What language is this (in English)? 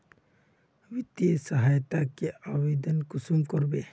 Magahi